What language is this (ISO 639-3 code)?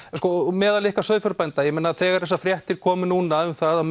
isl